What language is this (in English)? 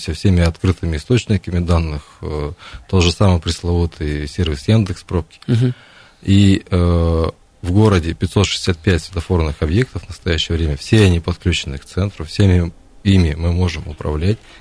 Russian